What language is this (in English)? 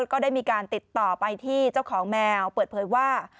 Thai